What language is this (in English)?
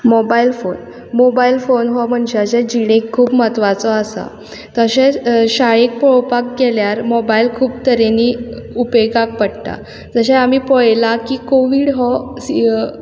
Konkani